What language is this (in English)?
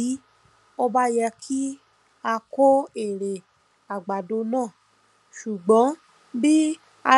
Yoruba